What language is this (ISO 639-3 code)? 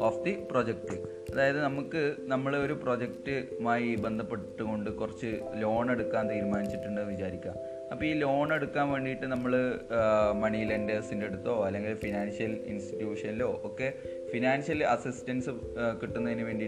mal